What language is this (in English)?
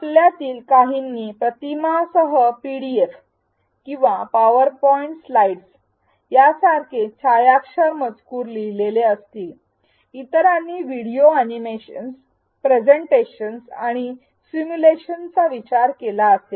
Marathi